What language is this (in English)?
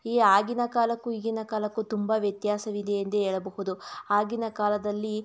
Kannada